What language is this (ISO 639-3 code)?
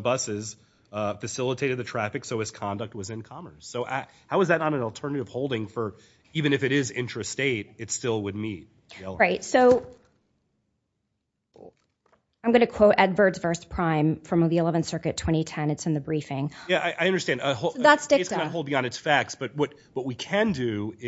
eng